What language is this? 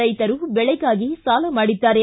Kannada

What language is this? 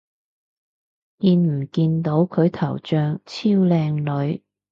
Cantonese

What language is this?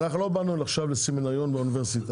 Hebrew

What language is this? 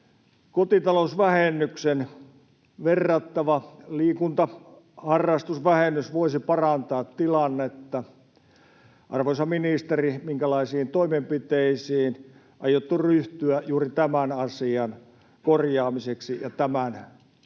Finnish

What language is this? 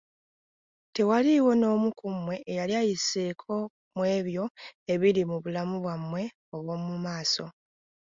Ganda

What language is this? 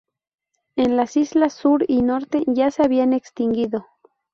Spanish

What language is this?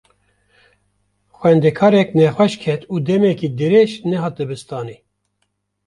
Kurdish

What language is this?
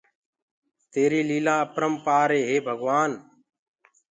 Gurgula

